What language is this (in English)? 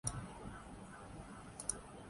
Urdu